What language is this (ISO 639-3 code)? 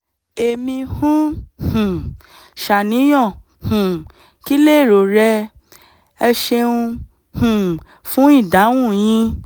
yor